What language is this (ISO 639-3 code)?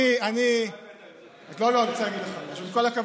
heb